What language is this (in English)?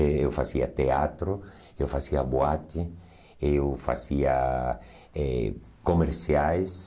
Portuguese